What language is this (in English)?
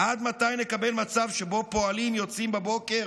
Hebrew